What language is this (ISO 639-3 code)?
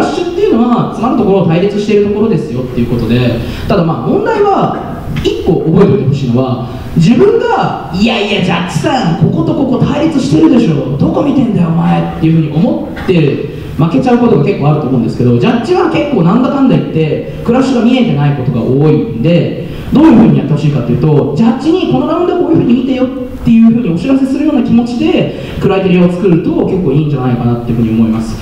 jpn